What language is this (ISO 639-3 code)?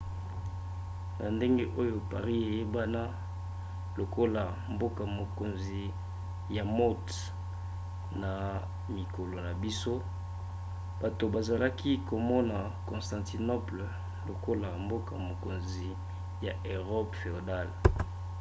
lin